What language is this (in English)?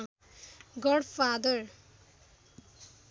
Nepali